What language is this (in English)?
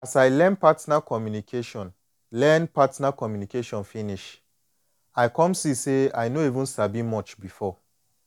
Nigerian Pidgin